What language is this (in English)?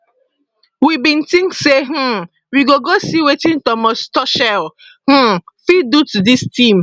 Nigerian Pidgin